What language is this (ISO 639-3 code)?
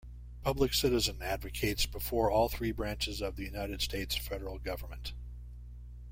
eng